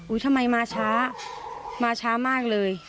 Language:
Thai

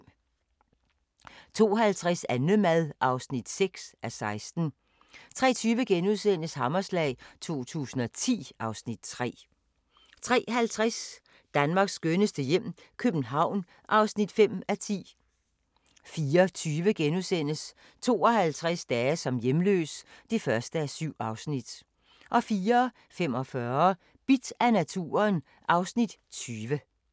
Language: Danish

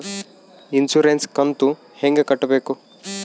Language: Kannada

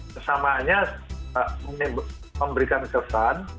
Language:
Indonesian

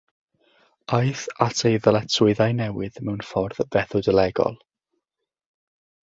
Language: Welsh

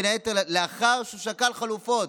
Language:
Hebrew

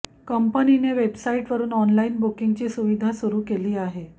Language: Marathi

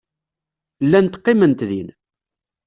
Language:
Kabyle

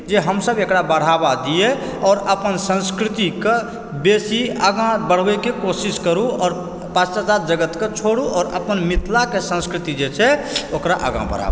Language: Maithili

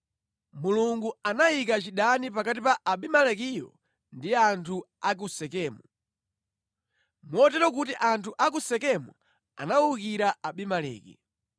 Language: Nyanja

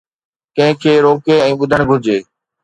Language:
Sindhi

